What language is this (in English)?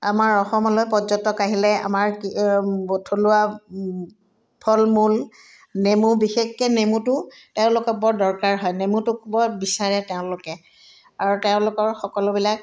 Assamese